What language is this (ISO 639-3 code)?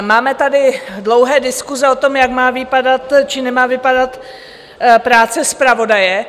ces